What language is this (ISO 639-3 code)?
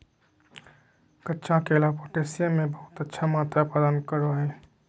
mag